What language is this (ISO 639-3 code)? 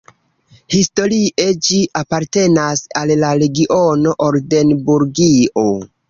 epo